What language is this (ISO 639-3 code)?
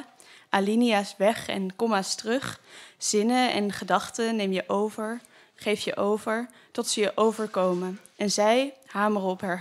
nld